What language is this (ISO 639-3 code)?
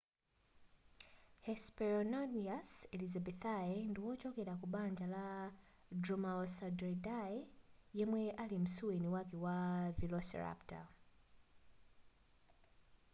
nya